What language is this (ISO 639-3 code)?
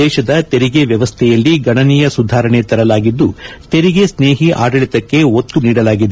kan